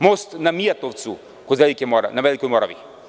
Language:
Serbian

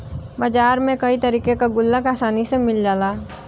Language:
Bhojpuri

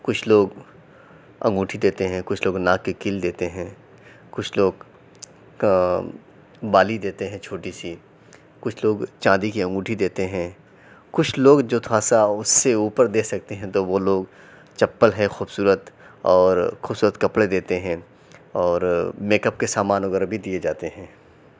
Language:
Urdu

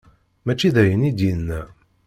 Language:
Kabyle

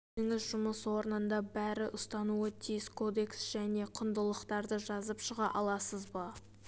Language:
Kazakh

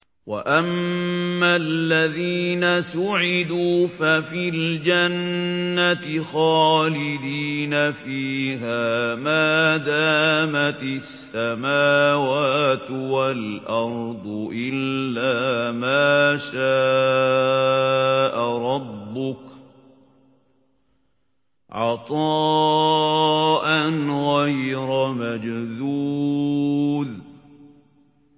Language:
Arabic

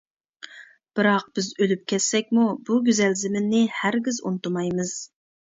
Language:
Uyghur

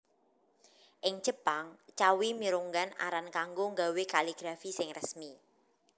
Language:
Javanese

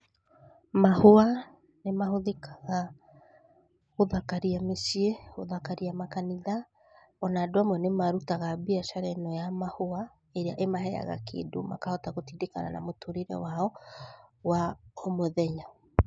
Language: Kikuyu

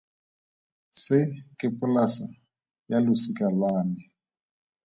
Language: Tswana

